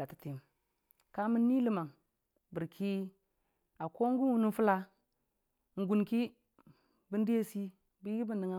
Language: Dijim-Bwilim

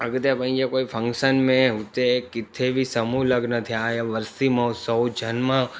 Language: Sindhi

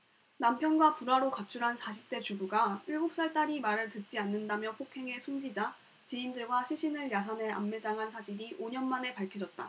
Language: Korean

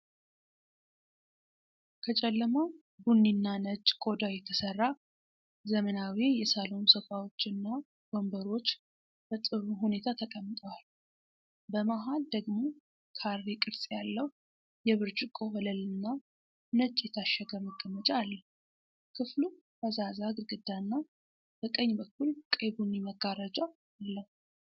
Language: Amharic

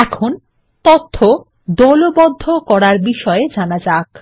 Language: Bangla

